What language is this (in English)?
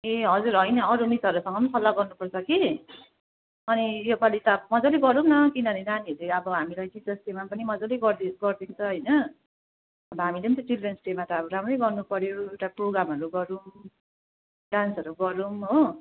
Nepali